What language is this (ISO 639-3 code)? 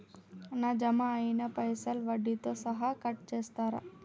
tel